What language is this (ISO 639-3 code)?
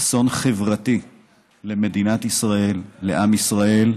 heb